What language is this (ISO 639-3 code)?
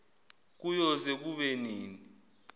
zul